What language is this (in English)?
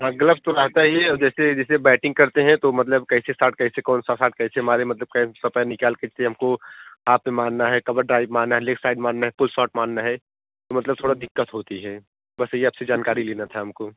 Hindi